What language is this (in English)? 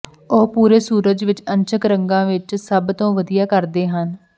Punjabi